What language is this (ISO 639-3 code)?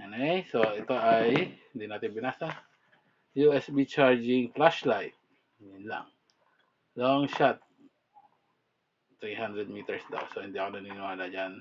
fil